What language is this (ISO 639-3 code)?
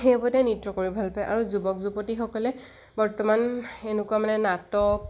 asm